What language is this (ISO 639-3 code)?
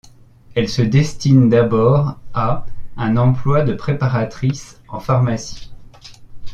fra